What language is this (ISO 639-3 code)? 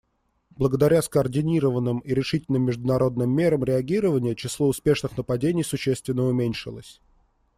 rus